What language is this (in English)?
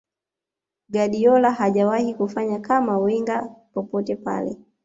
Swahili